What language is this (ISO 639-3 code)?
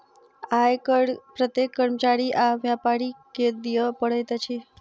mai